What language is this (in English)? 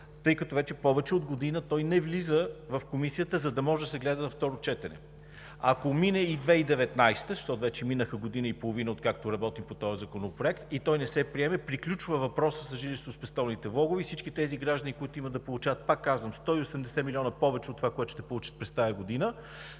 Bulgarian